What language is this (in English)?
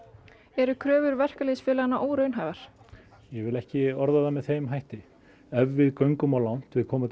Icelandic